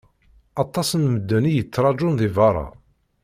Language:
Kabyle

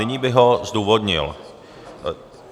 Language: Czech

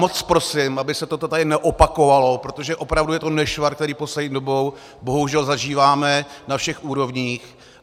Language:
Czech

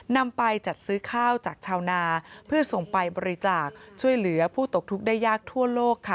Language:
Thai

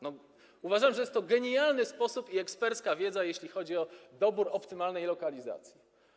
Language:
Polish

